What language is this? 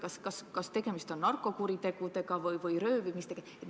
Estonian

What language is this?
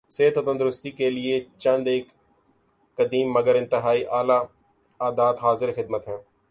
Urdu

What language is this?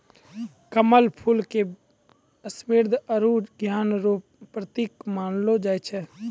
Maithili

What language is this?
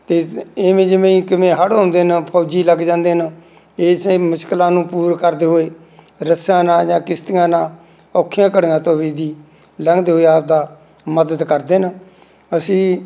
Punjabi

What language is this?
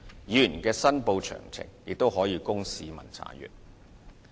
Cantonese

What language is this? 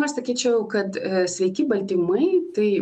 Lithuanian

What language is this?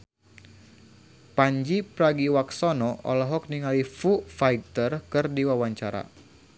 Sundanese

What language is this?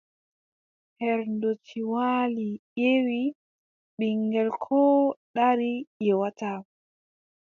Adamawa Fulfulde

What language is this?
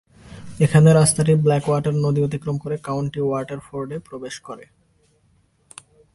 Bangla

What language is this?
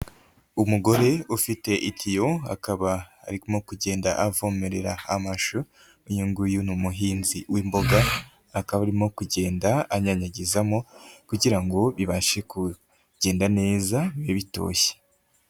Kinyarwanda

